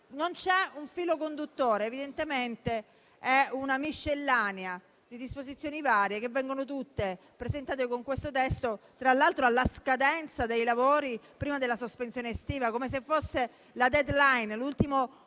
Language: Italian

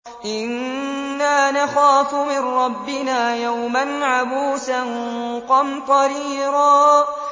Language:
Arabic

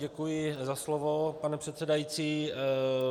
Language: Czech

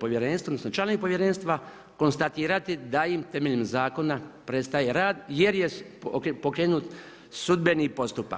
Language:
Croatian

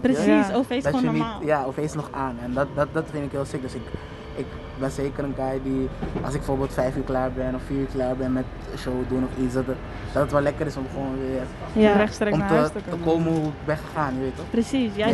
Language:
Dutch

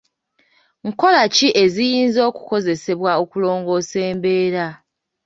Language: Ganda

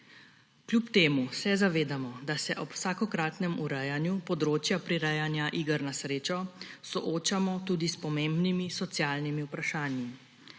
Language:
Slovenian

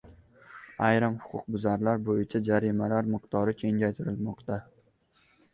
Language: Uzbek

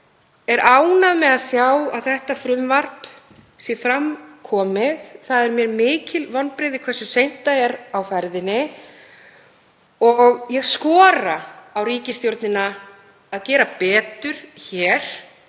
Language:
Icelandic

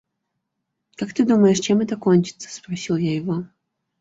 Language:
Russian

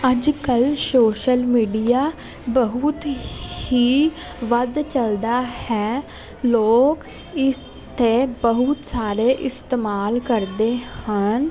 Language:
Punjabi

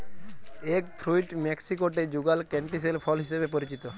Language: Bangla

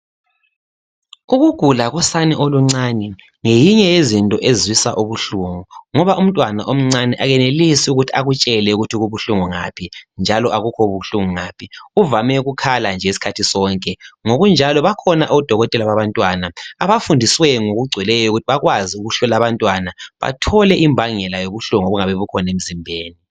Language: North Ndebele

